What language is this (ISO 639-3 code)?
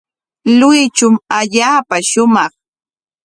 qwa